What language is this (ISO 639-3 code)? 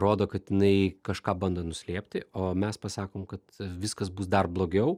lit